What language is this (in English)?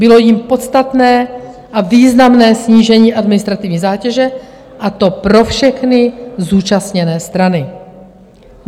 Czech